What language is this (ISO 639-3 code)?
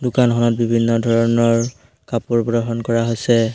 asm